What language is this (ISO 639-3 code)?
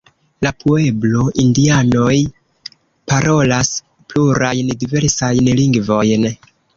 epo